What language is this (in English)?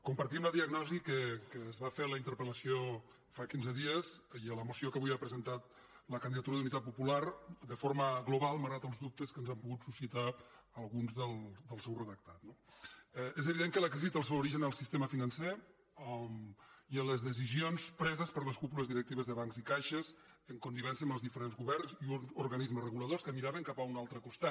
Catalan